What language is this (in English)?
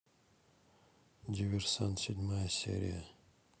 Russian